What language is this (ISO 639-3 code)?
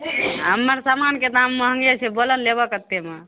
mai